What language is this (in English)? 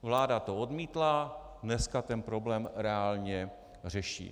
Czech